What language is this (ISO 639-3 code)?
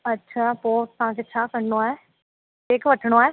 snd